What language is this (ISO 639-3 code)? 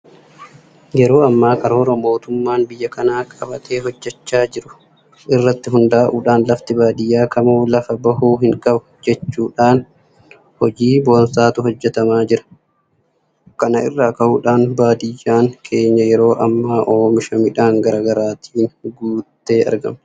orm